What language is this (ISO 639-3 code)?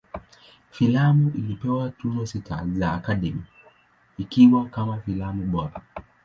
swa